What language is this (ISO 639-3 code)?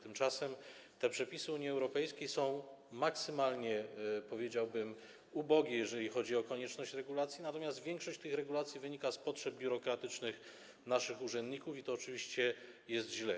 pol